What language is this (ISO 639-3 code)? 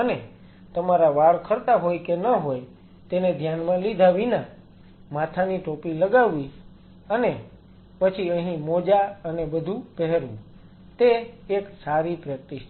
guj